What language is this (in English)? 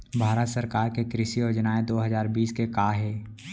Chhattisgarhi